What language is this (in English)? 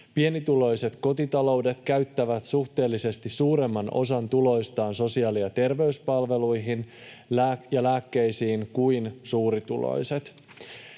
Finnish